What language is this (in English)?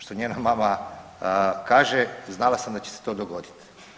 Croatian